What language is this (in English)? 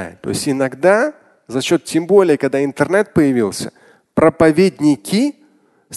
Russian